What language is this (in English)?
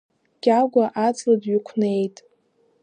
Abkhazian